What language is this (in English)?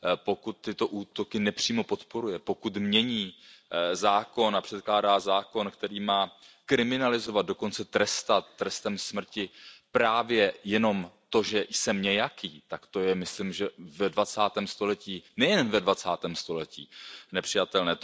Czech